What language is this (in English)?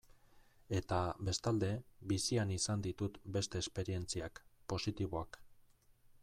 Basque